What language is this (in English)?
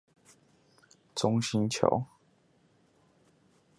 Chinese